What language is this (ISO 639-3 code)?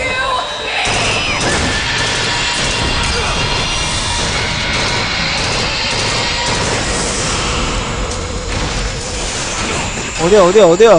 kor